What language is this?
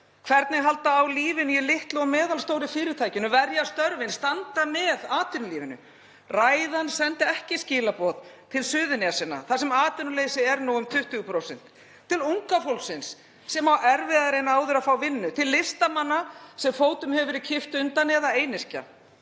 Icelandic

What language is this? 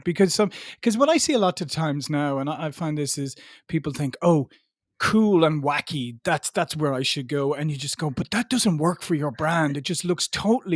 English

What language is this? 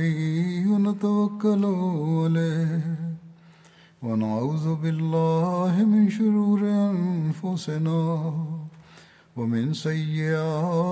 Urdu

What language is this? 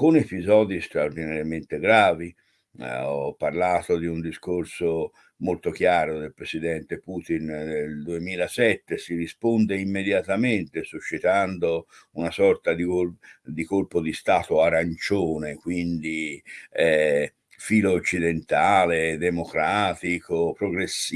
Italian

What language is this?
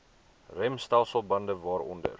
Afrikaans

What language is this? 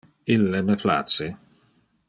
Interlingua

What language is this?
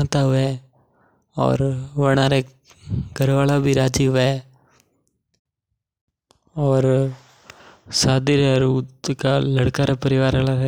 Mewari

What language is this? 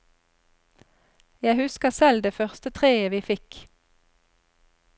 Norwegian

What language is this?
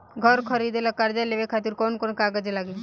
Bhojpuri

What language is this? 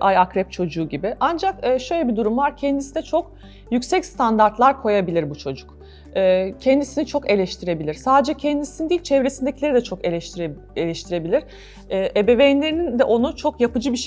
Turkish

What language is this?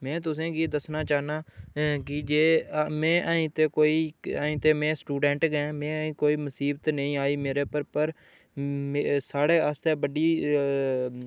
Dogri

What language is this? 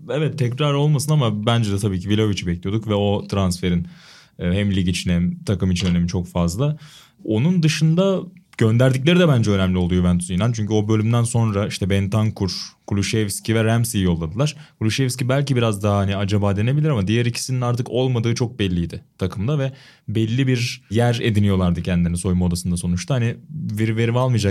Turkish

